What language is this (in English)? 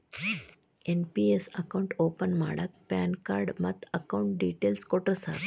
Kannada